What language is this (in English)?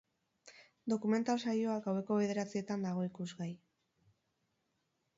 Basque